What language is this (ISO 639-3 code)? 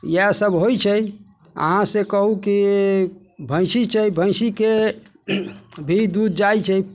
mai